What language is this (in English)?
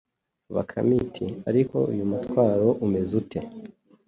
Kinyarwanda